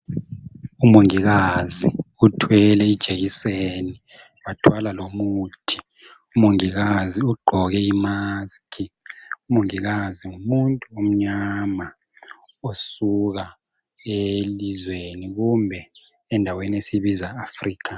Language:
North Ndebele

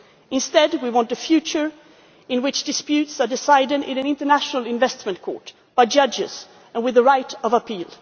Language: English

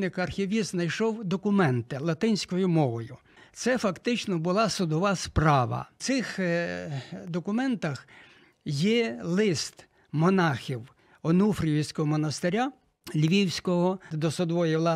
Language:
Ukrainian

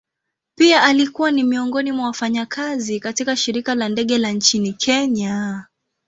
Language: Swahili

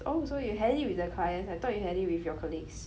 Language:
English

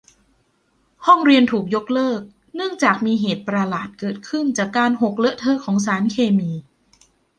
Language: Thai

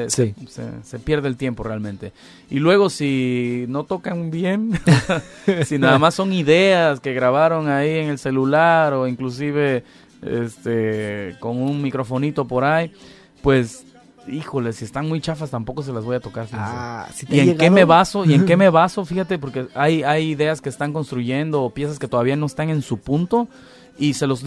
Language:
Spanish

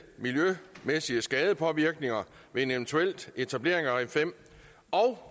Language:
Danish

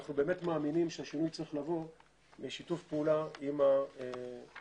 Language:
Hebrew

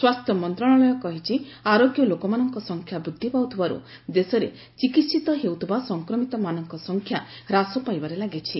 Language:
Odia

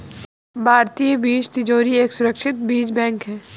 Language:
Hindi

